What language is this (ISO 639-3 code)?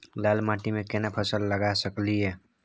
mai